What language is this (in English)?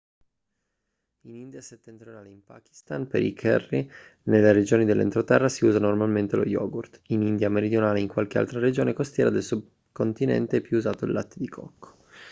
Italian